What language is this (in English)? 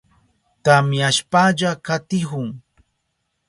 Southern Pastaza Quechua